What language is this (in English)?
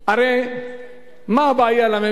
Hebrew